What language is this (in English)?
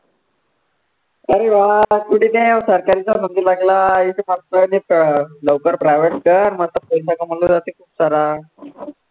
Marathi